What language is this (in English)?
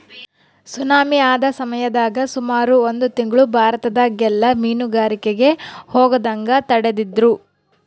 Kannada